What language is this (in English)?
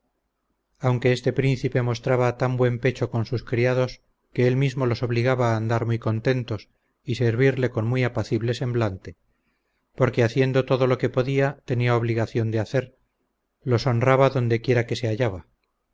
Spanish